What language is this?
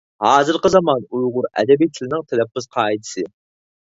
Uyghur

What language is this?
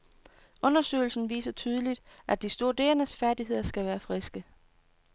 Danish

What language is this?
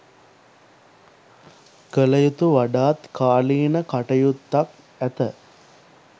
Sinhala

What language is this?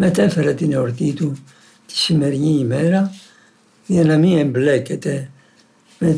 Greek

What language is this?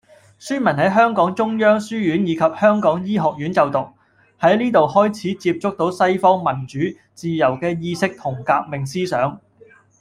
Cantonese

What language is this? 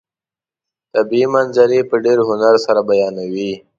Pashto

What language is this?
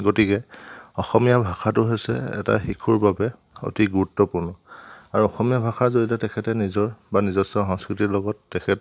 Assamese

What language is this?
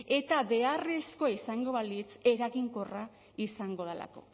Basque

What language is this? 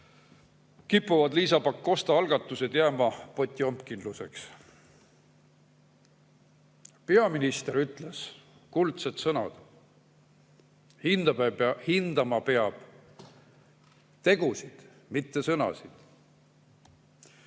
Estonian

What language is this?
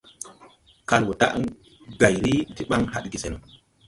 Tupuri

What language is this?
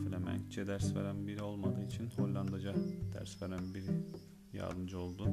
Turkish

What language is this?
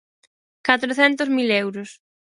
Galician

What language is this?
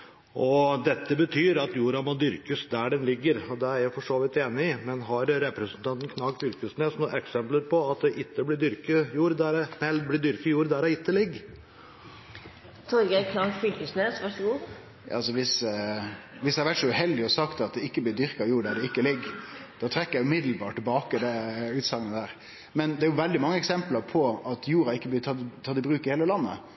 Norwegian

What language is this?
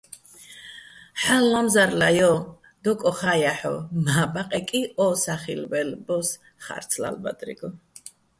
Bats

